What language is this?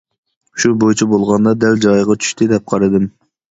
Uyghur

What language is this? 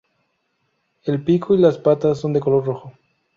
Spanish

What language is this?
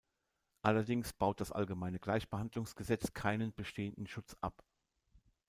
German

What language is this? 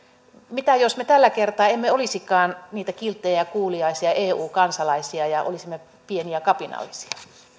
Finnish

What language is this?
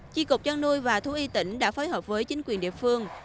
Vietnamese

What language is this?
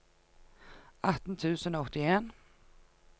Norwegian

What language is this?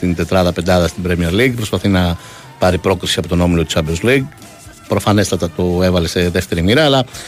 Greek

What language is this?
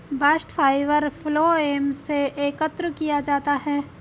Hindi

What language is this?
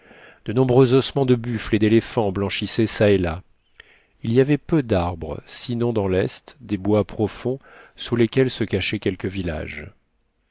French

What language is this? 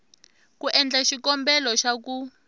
Tsonga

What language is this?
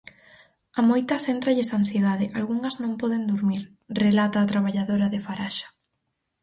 Galician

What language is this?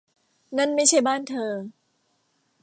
Thai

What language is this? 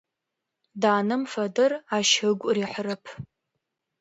Adyghe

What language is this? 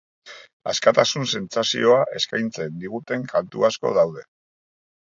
Basque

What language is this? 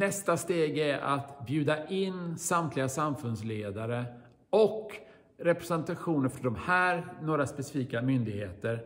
Swedish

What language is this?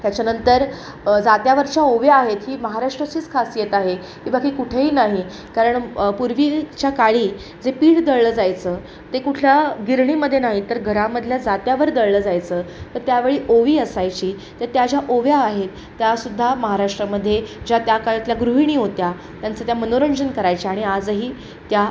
Marathi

